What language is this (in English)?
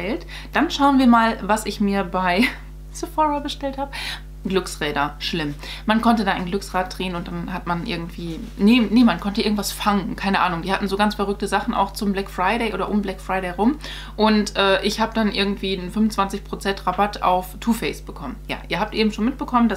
German